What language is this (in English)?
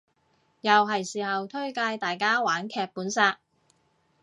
Cantonese